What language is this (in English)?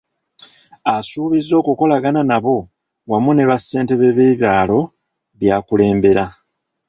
Ganda